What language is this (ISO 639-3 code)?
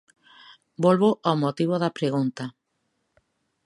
glg